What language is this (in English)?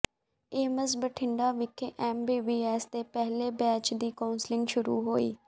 Punjabi